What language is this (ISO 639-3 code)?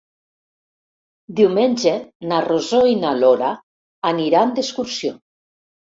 cat